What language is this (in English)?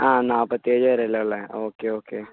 Malayalam